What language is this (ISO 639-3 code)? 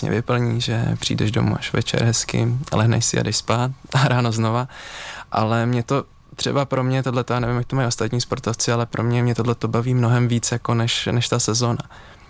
ces